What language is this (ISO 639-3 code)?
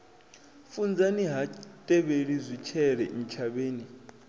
ven